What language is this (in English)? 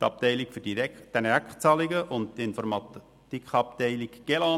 Swiss German